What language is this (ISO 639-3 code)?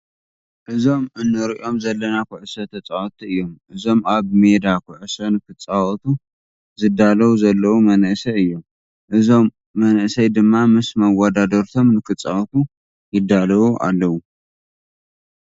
tir